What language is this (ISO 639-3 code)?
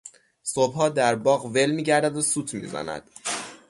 fas